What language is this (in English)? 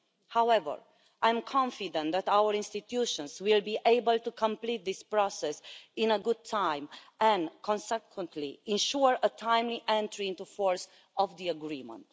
English